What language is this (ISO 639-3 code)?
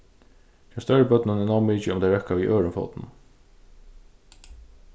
fao